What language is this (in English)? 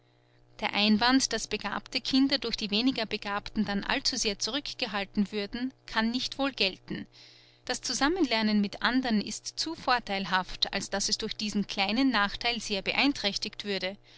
German